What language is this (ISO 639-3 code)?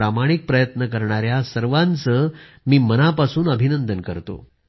mar